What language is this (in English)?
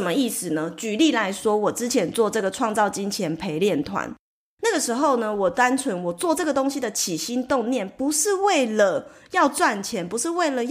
Chinese